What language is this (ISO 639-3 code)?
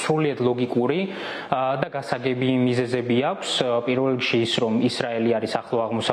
ron